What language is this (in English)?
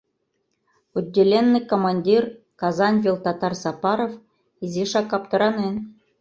Mari